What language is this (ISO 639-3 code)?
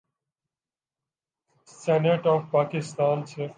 urd